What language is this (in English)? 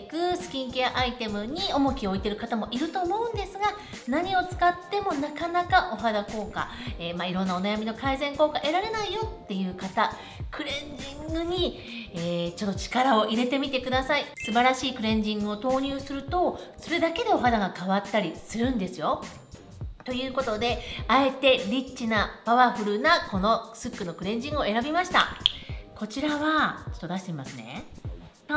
Japanese